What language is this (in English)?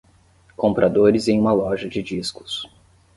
Portuguese